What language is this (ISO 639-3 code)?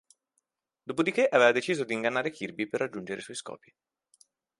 ita